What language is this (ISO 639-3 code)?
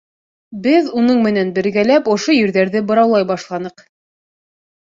bak